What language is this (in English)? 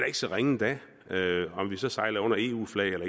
Danish